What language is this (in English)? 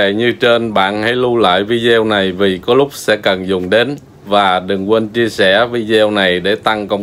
Vietnamese